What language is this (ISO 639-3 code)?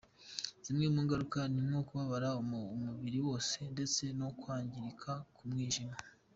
kin